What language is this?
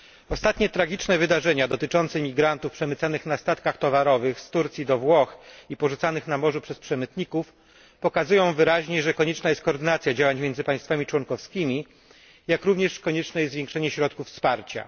Polish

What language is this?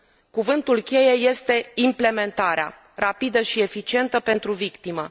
Romanian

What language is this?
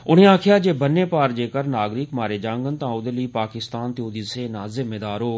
Dogri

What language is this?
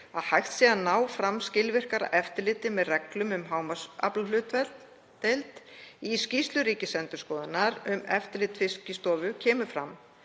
Icelandic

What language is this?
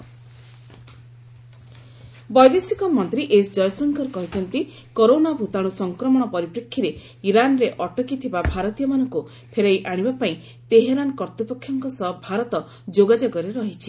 Odia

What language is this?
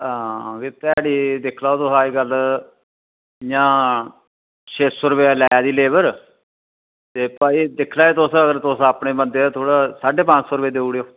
Dogri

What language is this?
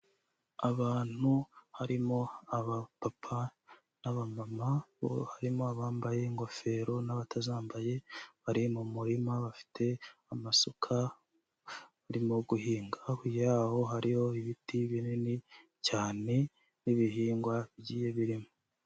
Kinyarwanda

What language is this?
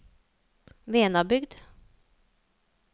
Norwegian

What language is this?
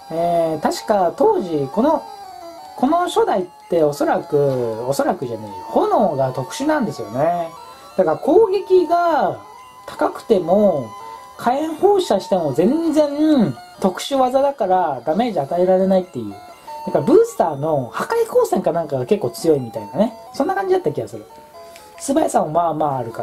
Japanese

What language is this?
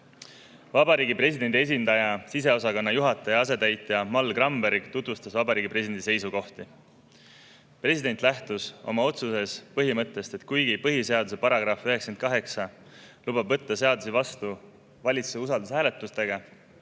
Estonian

